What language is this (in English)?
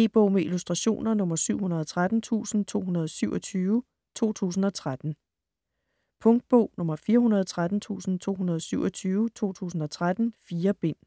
Danish